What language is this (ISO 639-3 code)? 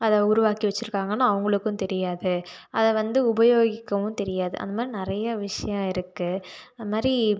tam